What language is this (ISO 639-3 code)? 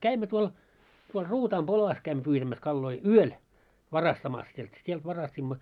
fin